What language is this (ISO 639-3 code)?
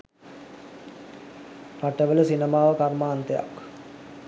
sin